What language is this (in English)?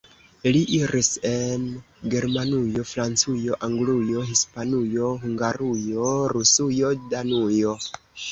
Esperanto